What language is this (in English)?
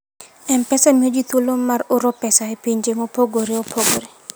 Luo (Kenya and Tanzania)